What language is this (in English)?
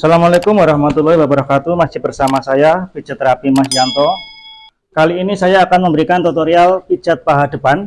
Indonesian